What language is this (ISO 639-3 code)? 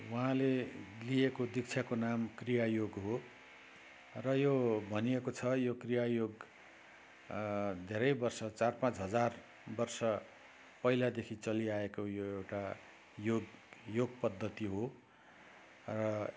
nep